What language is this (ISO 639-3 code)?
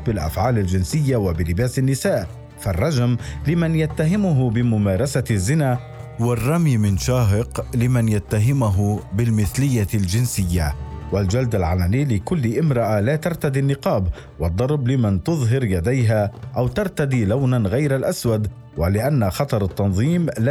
ara